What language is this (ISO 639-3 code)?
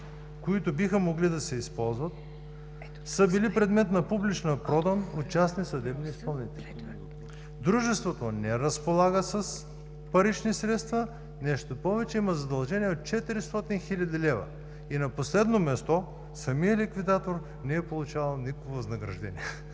bul